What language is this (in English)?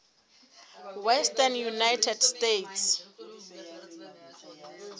Southern Sotho